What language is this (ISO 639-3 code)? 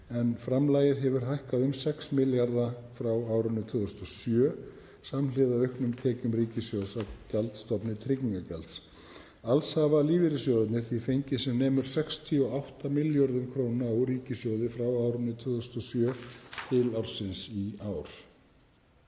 isl